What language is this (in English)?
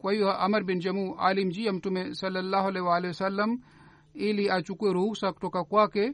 Swahili